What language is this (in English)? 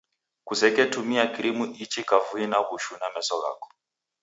Taita